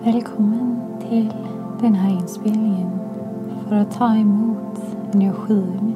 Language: Swedish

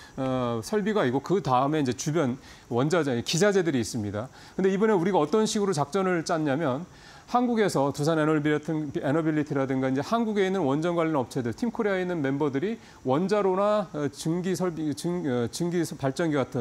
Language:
Korean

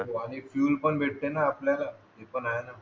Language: Marathi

